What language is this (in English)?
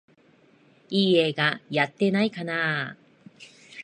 Japanese